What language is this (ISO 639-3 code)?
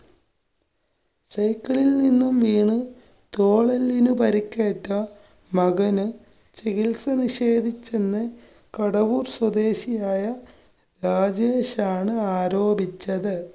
mal